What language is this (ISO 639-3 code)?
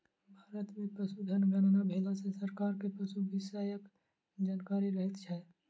mai